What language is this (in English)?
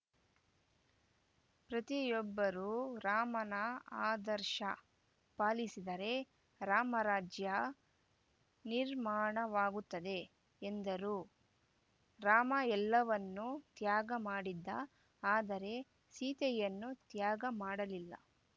Kannada